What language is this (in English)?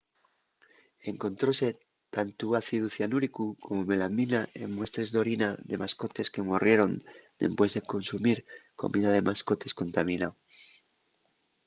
Asturian